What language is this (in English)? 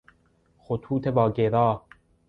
Persian